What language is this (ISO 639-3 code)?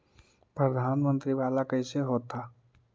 mag